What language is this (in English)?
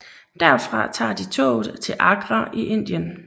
Danish